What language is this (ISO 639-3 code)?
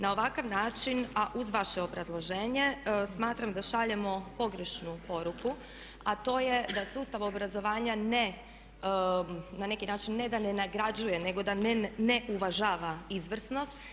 hrv